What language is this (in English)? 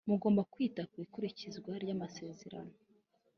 Kinyarwanda